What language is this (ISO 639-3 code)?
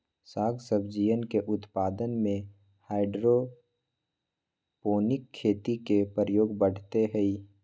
mag